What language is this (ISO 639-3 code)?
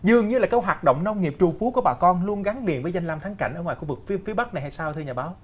vie